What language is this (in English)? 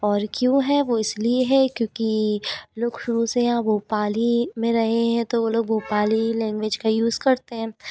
Hindi